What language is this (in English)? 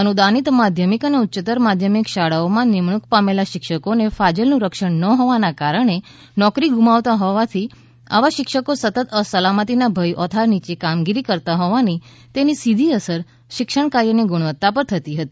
Gujarati